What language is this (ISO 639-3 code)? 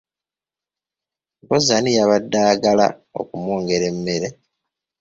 lug